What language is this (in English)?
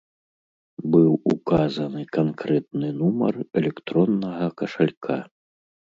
Belarusian